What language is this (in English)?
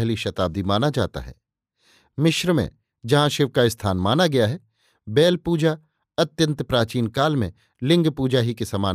Hindi